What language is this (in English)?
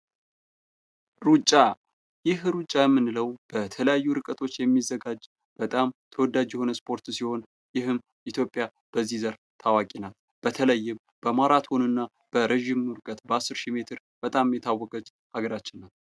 Amharic